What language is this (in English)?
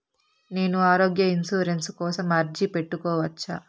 Telugu